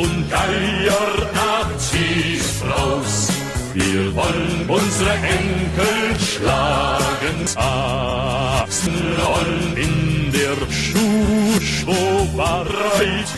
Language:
German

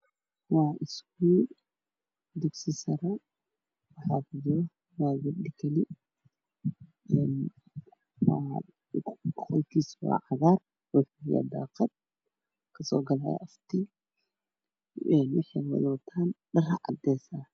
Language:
Somali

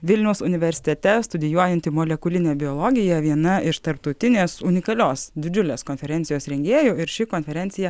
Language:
Lithuanian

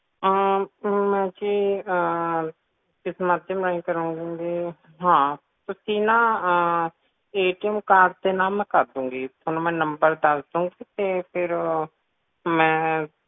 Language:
Punjabi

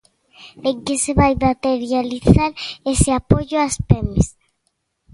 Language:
Galician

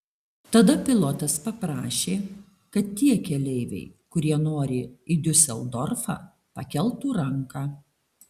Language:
Lithuanian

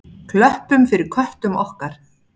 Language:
Icelandic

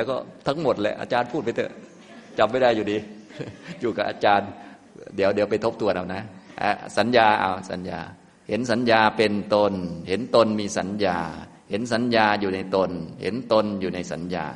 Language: Thai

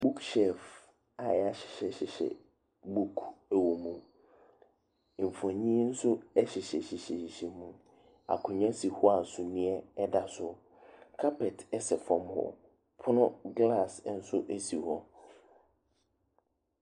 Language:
Akan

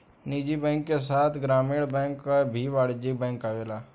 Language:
Bhojpuri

